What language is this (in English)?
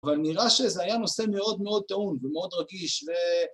Hebrew